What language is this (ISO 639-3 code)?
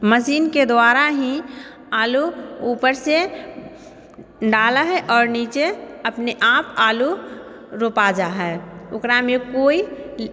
mai